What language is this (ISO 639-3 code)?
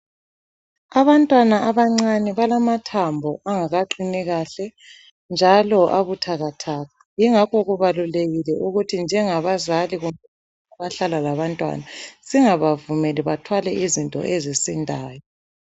nde